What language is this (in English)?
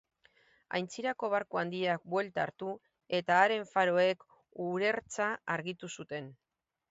Basque